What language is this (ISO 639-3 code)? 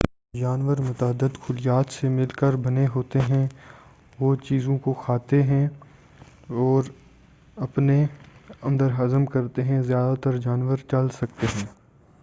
urd